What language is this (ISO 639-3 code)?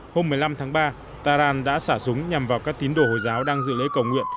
vie